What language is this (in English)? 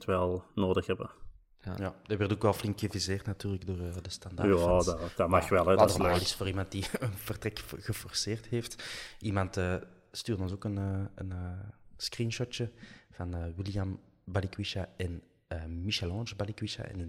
Dutch